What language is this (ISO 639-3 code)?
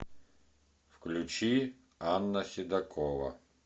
rus